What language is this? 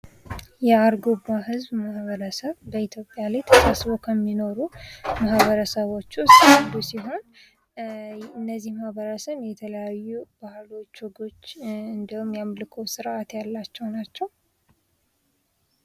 Amharic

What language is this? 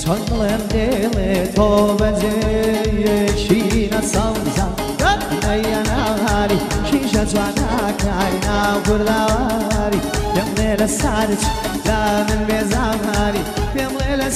Hindi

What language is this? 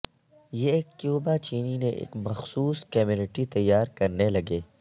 Urdu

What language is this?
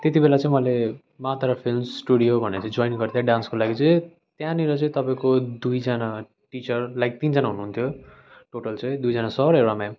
Nepali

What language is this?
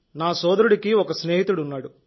Telugu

